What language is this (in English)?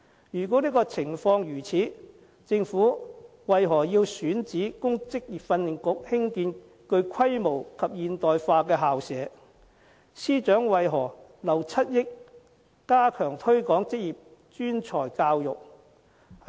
Cantonese